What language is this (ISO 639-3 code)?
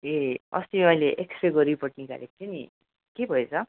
nep